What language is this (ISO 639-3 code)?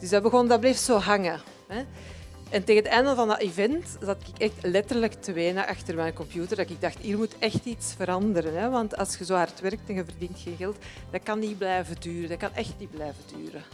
nld